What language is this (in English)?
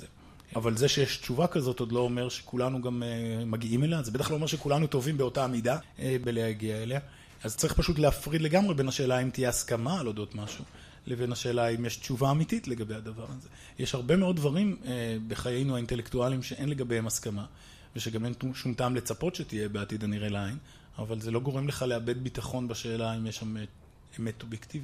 Hebrew